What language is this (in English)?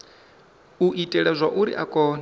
Venda